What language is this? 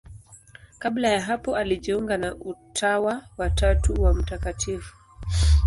Swahili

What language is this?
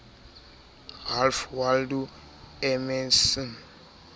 Southern Sotho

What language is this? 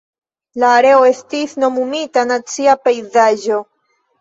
Esperanto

